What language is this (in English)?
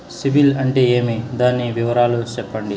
Telugu